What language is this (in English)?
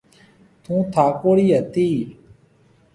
Marwari (Pakistan)